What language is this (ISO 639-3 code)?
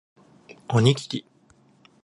jpn